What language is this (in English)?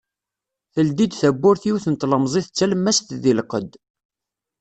Kabyle